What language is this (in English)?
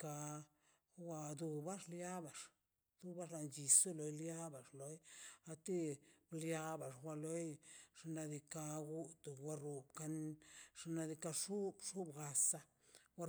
Mazaltepec Zapotec